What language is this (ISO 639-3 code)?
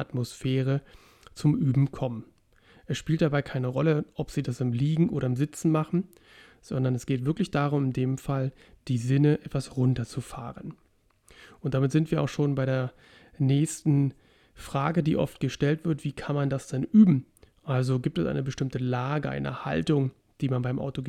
deu